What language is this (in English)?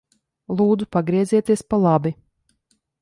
Latvian